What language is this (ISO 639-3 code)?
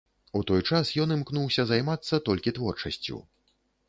bel